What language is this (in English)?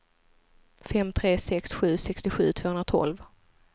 Swedish